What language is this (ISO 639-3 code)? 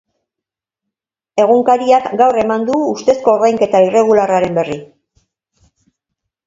eus